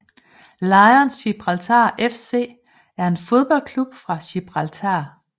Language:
Danish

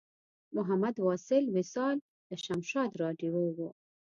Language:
Pashto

